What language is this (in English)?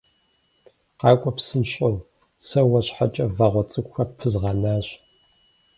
Kabardian